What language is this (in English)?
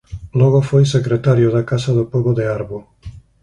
Galician